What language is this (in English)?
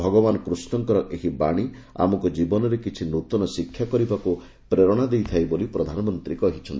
Odia